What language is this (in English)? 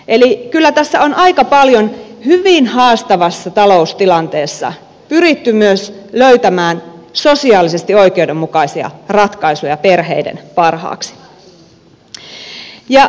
Finnish